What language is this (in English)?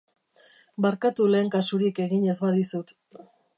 Basque